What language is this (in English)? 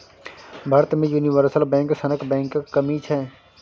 Maithili